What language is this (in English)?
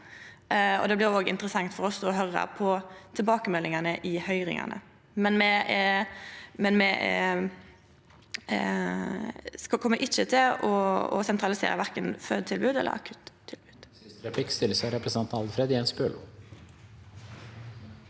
Norwegian